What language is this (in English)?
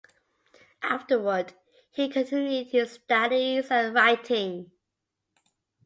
English